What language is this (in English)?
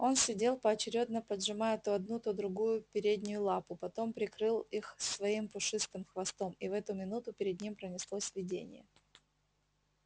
Russian